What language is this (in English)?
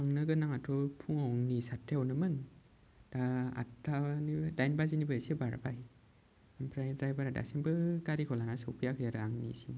Bodo